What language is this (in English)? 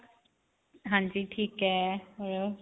Punjabi